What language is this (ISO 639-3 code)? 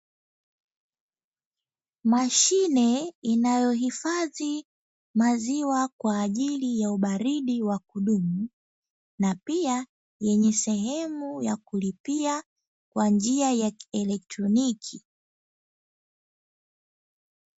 swa